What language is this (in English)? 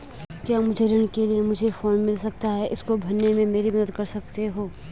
Hindi